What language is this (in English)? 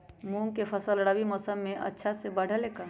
Magahi